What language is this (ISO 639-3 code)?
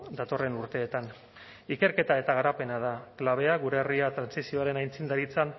eus